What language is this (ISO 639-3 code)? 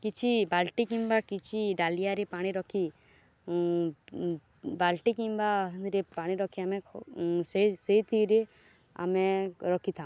ori